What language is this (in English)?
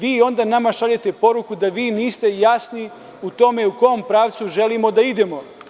Serbian